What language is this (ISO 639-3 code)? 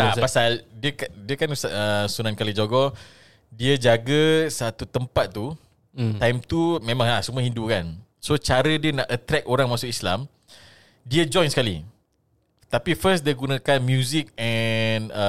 msa